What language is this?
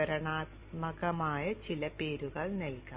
Malayalam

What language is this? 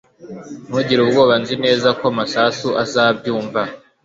Kinyarwanda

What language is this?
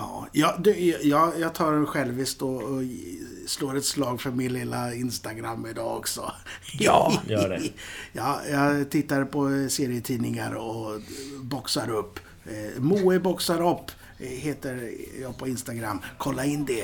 Swedish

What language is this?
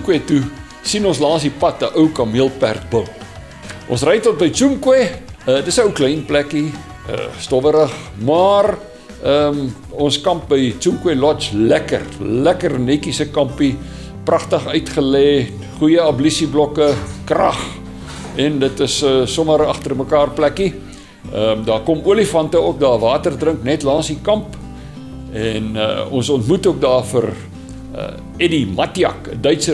Dutch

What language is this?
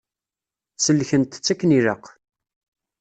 Kabyle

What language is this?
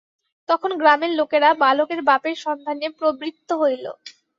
Bangla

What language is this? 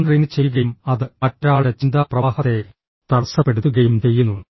Malayalam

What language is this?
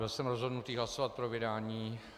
Czech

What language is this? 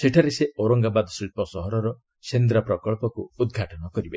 Odia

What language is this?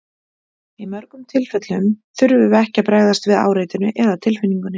Icelandic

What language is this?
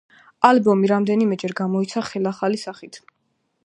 Georgian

